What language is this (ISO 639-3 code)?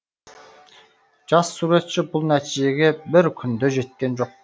kaz